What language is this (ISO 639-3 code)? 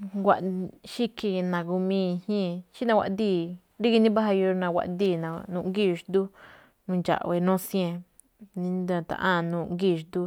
tcf